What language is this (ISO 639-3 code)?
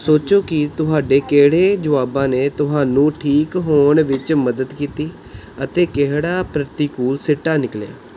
pan